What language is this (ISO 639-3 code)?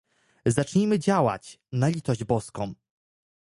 pol